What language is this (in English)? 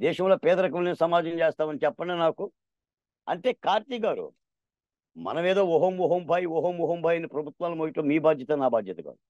Telugu